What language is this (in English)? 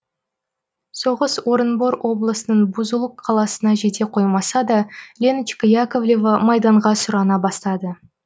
Kazakh